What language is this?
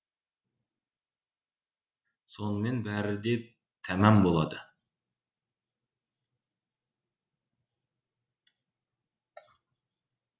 Kazakh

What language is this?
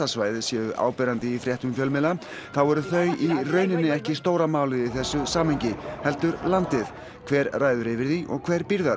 Icelandic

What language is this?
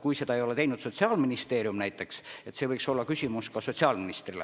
Estonian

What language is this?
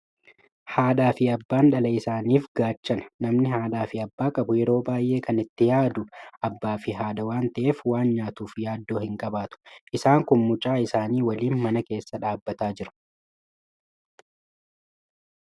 Oromo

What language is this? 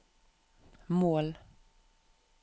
Norwegian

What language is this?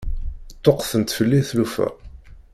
Kabyle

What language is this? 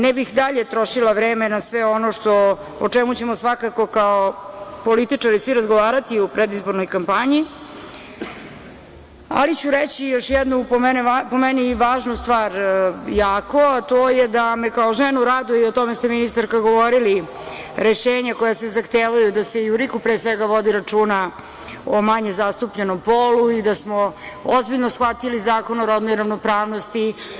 Serbian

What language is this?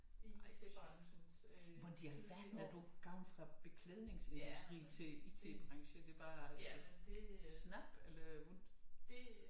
Danish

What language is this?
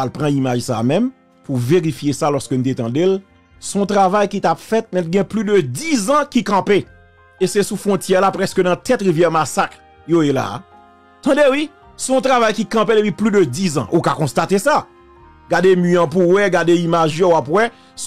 French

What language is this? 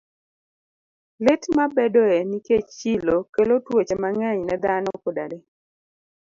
Luo (Kenya and Tanzania)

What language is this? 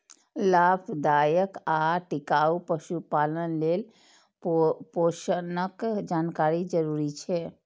Maithili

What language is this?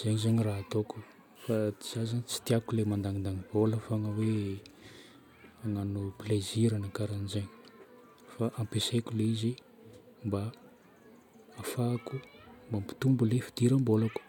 Northern Betsimisaraka Malagasy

